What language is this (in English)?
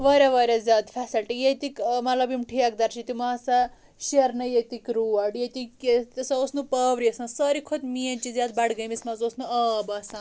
Kashmiri